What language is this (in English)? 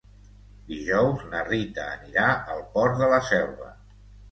Catalan